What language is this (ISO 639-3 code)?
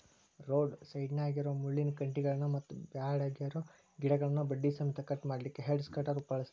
kan